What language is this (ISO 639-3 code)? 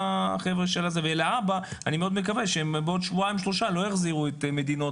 heb